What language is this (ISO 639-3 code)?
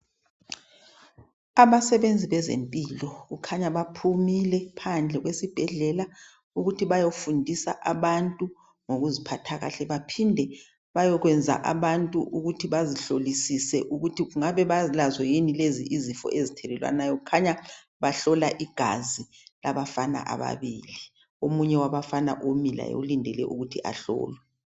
nde